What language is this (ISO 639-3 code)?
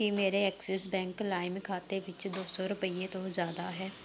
pan